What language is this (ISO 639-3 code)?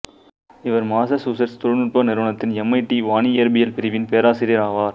tam